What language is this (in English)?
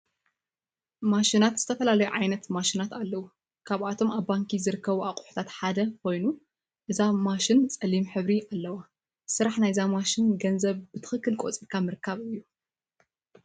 Tigrinya